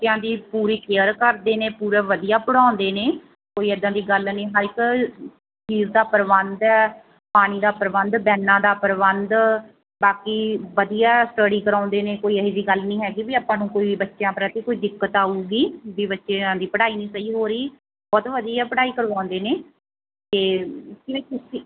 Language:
Punjabi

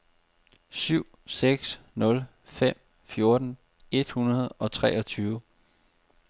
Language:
Danish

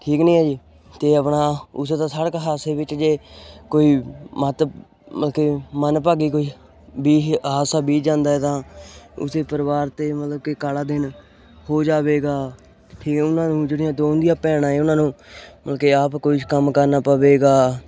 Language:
Punjabi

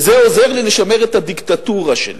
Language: Hebrew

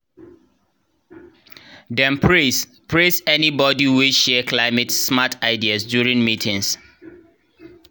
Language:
Nigerian Pidgin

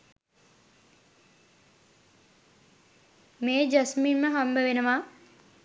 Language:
Sinhala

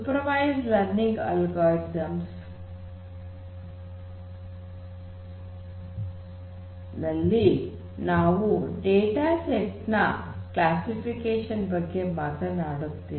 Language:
Kannada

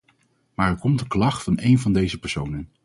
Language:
Dutch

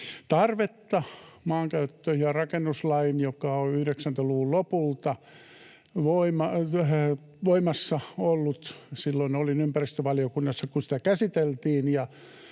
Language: Finnish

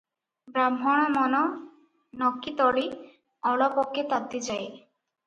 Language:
Odia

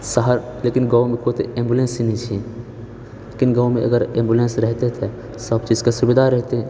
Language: Maithili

